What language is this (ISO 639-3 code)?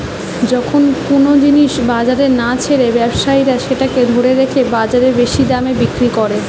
ben